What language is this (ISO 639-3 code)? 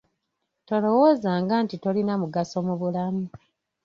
lug